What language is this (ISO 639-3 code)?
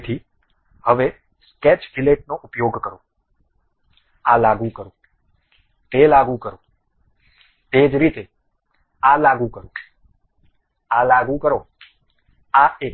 guj